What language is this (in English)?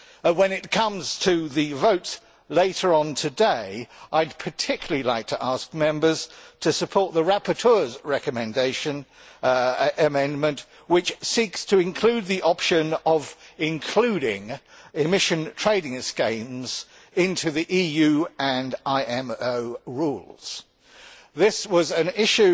English